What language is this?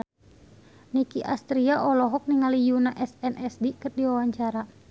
Sundanese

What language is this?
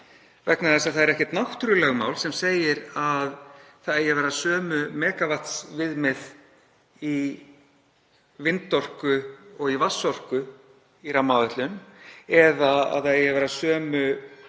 Icelandic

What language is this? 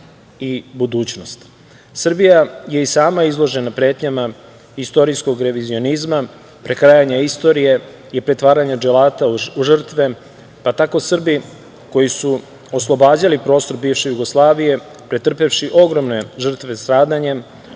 Serbian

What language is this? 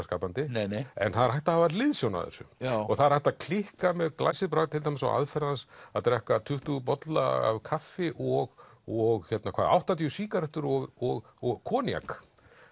Icelandic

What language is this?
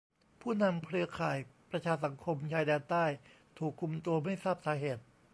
Thai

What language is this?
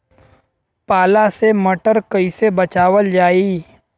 Bhojpuri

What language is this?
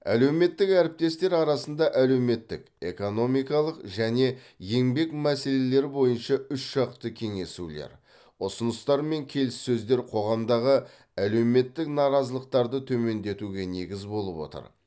Kazakh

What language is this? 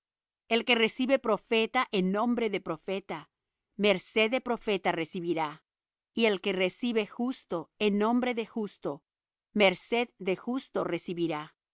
Spanish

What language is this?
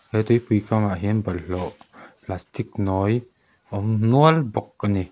Mizo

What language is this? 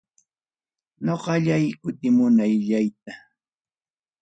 Ayacucho Quechua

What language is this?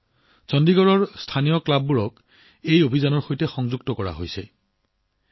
Assamese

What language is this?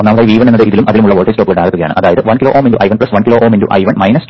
Malayalam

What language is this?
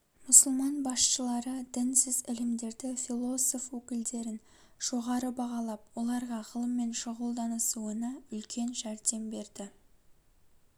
Kazakh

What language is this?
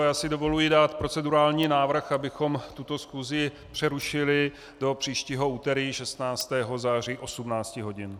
Czech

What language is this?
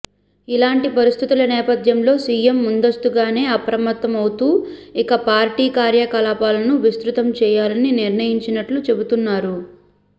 Telugu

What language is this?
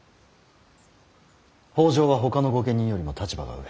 Japanese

